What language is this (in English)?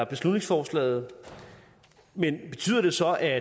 Danish